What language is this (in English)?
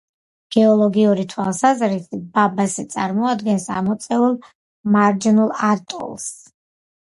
Georgian